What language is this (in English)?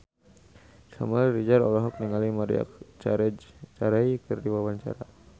Sundanese